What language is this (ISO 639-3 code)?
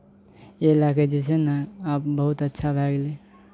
mai